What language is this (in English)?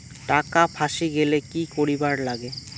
Bangla